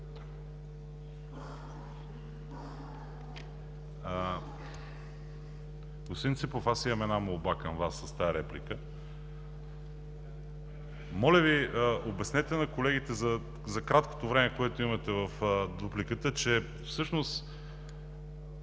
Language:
Bulgarian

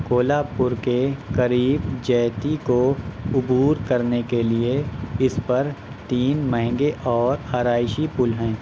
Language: Urdu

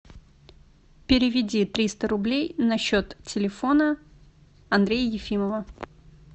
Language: Russian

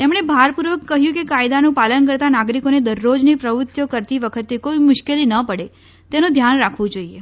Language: Gujarati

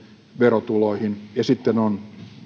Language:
Finnish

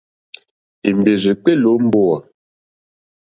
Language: Mokpwe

